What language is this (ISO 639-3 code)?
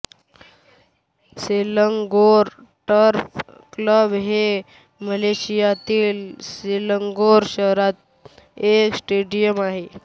mar